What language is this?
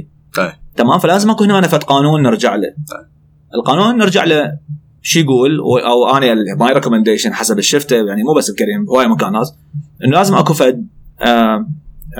Arabic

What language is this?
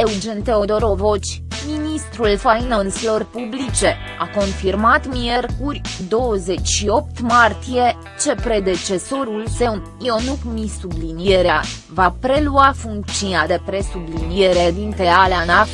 Romanian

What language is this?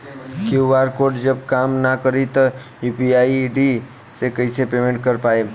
Bhojpuri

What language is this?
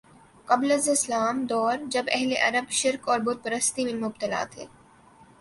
Urdu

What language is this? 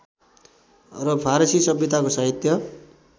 Nepali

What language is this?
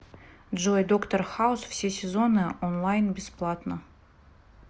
Russian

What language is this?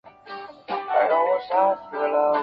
Chinese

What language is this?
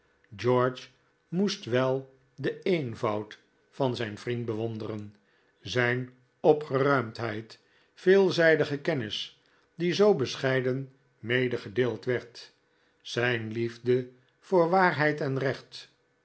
Dutch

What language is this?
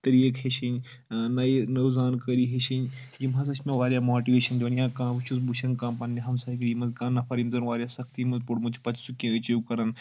Kashmiri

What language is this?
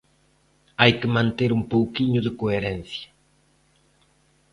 Galician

